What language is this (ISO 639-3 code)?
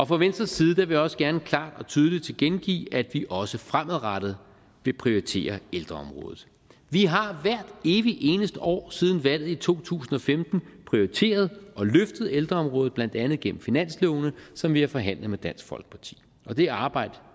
dan